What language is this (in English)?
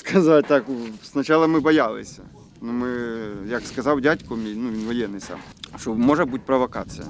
Ukrainian